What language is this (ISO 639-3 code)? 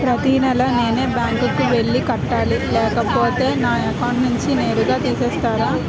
tel